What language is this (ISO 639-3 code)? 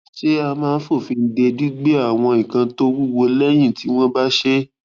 yor